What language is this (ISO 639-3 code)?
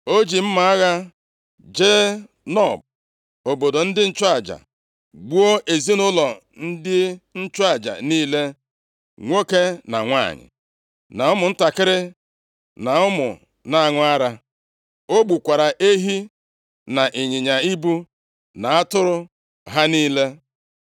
ibo